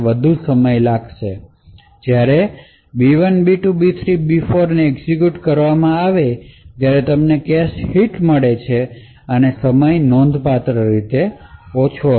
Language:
Gujarati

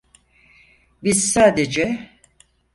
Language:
Turkish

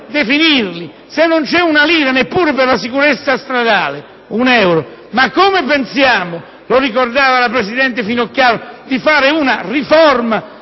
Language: Italian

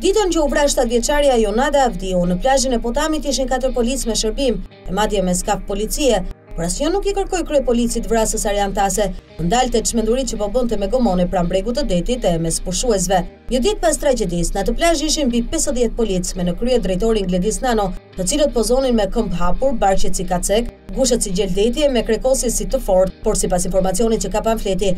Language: Romanian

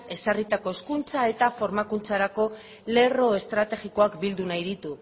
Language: Basque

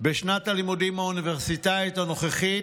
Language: Hebrew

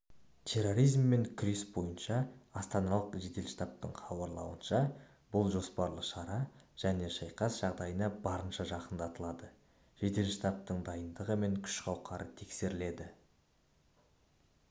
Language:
Kazakh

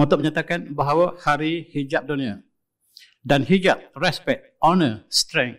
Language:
Malay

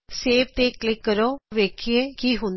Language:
Punjabi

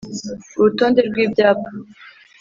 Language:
Kinyarwanda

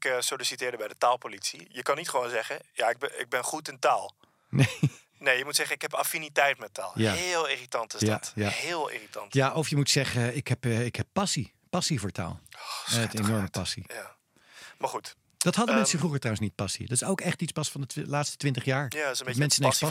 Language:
Dutch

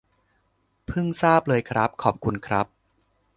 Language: Thai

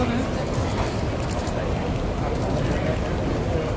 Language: Thai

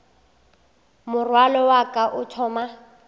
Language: Northern Sotho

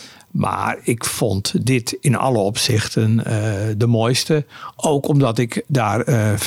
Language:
Dutch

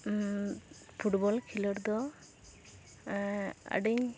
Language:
Santali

